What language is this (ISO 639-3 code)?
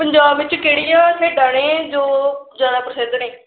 pan